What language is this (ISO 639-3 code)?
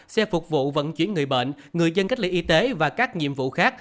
vie